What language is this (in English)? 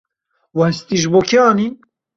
Kurdish